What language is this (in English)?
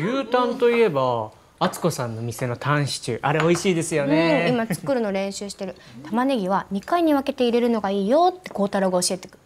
Japanese